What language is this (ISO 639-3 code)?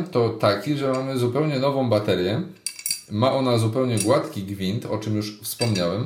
pol